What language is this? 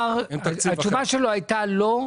Hebrew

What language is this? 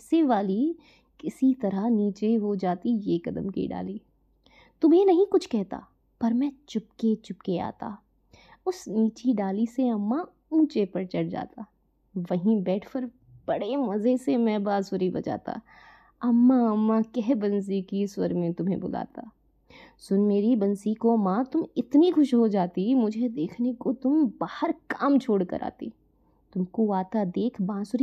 Hindi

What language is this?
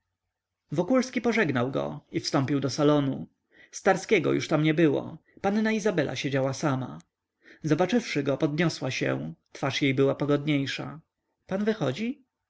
Polish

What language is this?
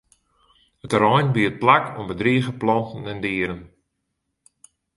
Western Frisian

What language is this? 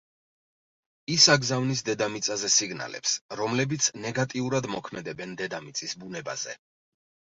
Georgian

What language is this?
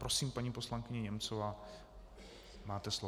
Czech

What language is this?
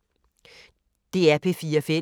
Danish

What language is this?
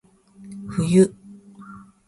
Japanese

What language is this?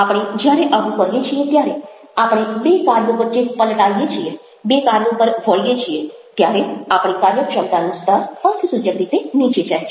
Gujarati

